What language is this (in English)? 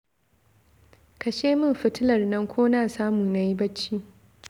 Hausa